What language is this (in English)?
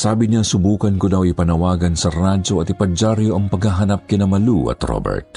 Filipino